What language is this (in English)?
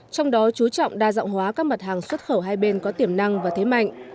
Vietnamese